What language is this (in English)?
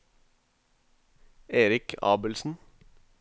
Norwegian